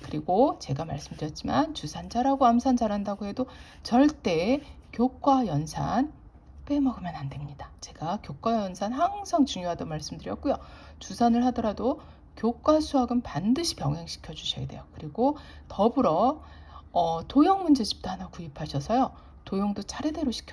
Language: Korean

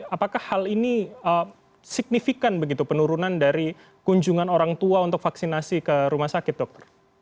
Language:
Indonesian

